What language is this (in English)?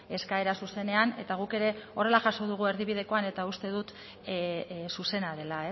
Basque